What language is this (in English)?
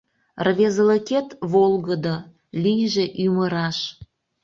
Mari